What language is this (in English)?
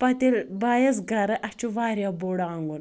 Kashmiri